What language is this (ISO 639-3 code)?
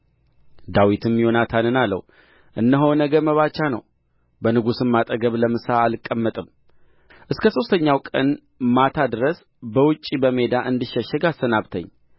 amh